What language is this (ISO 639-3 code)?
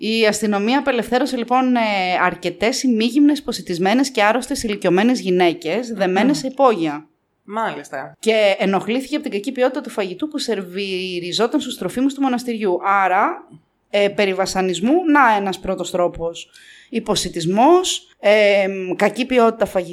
ell